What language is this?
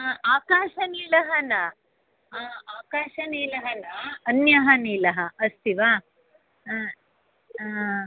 Sanskrit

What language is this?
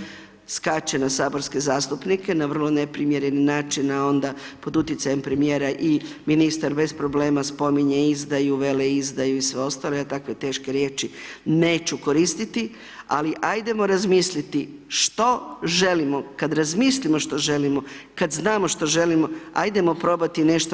Croatian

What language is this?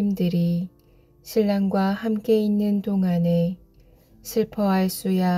Korean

